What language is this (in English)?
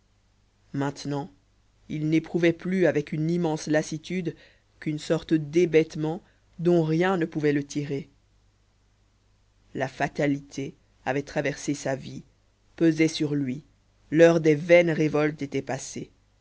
French